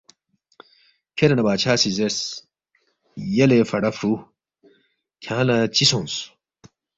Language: Balti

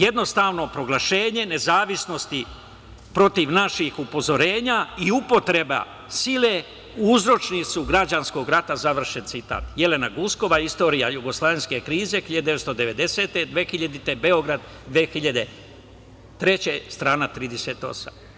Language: Serbian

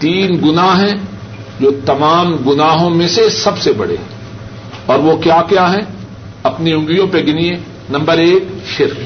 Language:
Urdu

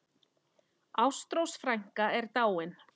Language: Icelandic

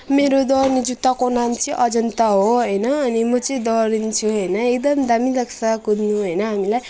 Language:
Nepali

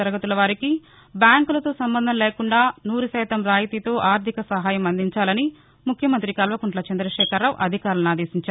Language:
Telugu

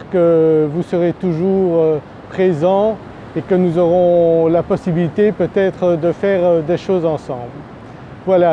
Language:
French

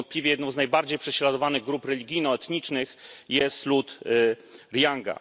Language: Polish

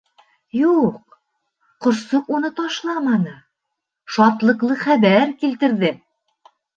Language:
Bashkir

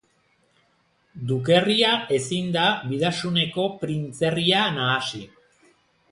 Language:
Basque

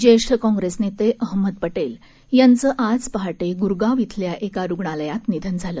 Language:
Marathi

